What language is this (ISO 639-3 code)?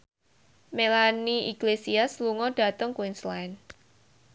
jav